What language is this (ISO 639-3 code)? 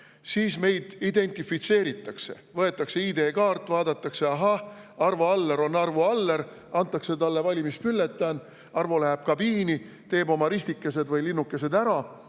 est